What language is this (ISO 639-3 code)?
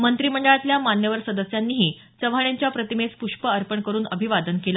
mar